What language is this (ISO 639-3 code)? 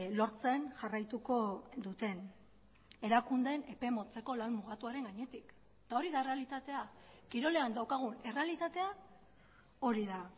eus